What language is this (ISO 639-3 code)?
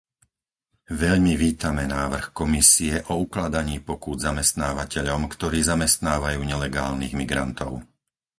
slk